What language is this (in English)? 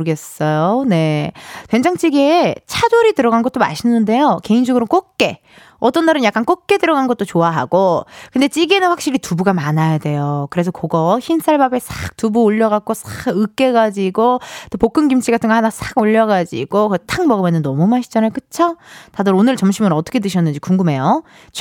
Korean